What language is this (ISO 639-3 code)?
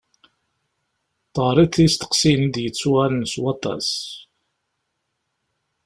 kab